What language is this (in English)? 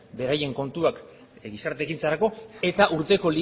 Basque